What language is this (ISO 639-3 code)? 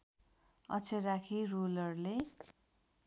nep